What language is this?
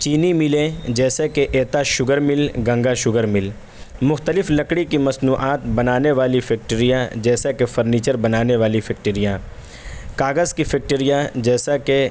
Urdu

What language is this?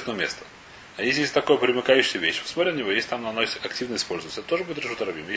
Russian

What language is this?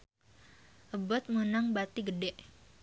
Sundanese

